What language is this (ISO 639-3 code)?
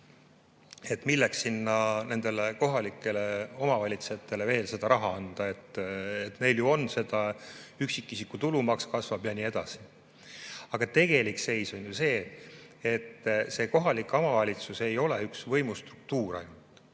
est